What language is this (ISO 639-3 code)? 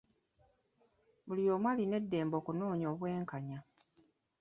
lug